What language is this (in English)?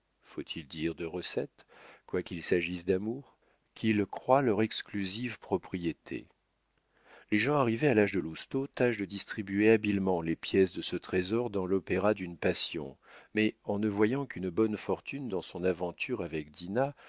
French